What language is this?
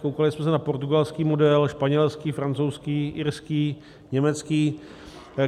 Czech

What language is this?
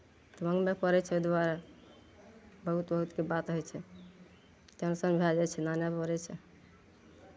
Maithili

